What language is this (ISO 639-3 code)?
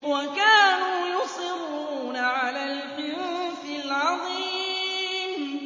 ara